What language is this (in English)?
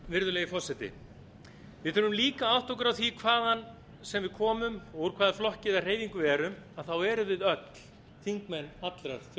Icelandic